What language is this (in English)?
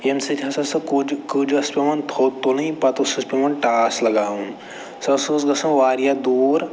Kashmiri